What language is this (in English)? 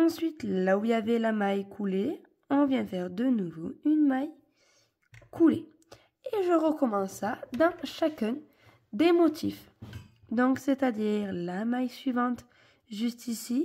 French